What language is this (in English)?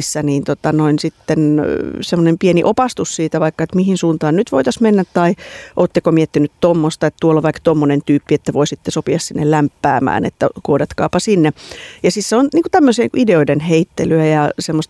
Finnish